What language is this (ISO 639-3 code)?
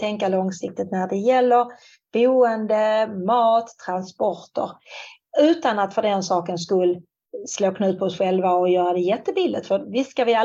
swe